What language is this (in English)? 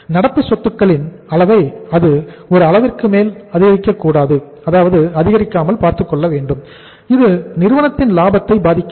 Tamil